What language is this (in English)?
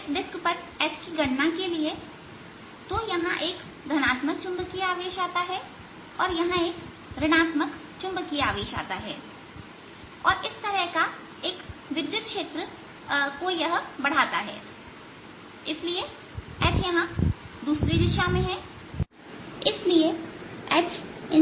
Hindi